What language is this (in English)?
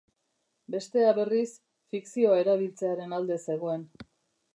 Basque